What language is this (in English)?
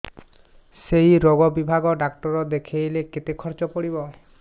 Odia